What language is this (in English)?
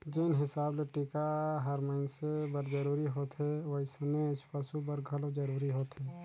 Chhattisgarhi